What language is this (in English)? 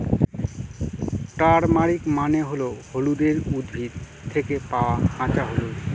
Bangla